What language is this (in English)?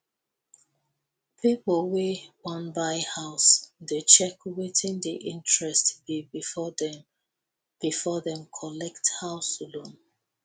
Nigerian Pidgin